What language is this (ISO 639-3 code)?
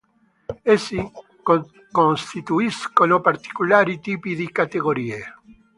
ita